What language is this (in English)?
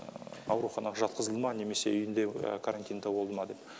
Kazakh